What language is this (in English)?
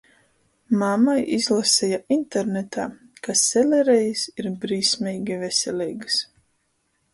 Latgalian